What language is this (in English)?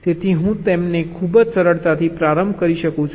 Gujarati